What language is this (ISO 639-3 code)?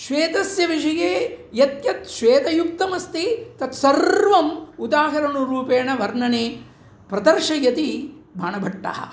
san